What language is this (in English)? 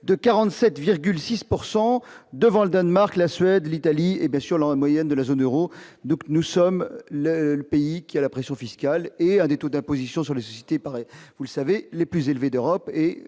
French